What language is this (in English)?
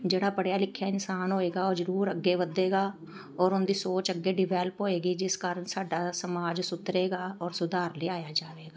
Punjabi